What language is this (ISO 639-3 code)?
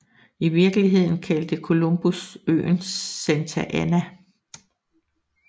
dan